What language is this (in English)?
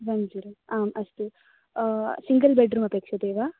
Sanskrit